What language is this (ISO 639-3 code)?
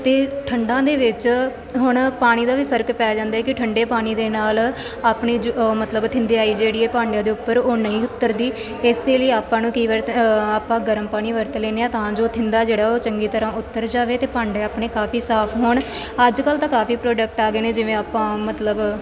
pan